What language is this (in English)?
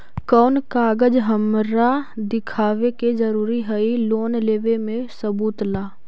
Magahi